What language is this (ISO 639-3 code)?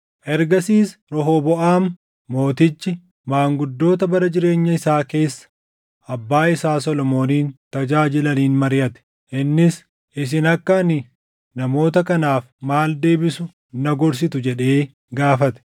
orm